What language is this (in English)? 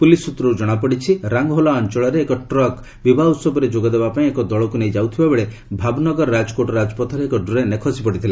Odia